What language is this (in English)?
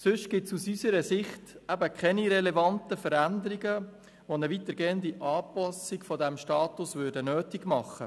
Swiss German